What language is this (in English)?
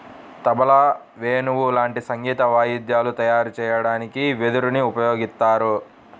Telugu